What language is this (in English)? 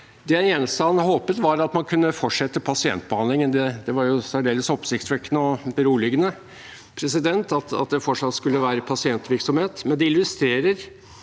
Norwegian